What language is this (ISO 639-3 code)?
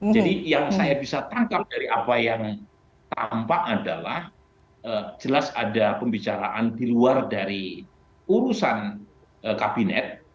ind